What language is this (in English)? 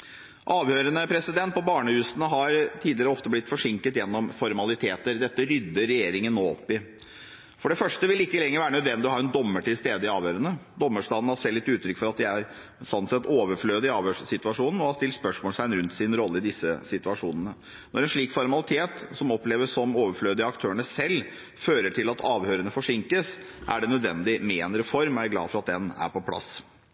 Norwegian Bokmål